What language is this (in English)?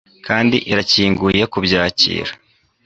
Kinyarwanda